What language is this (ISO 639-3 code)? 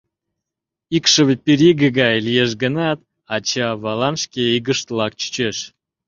chm